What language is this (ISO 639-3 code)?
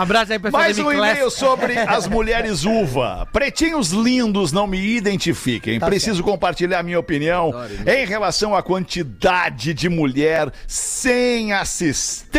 por